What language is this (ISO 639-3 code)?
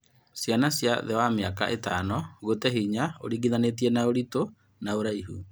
kik